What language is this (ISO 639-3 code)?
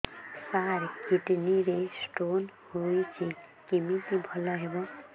ori